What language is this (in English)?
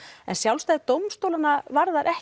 Icelandic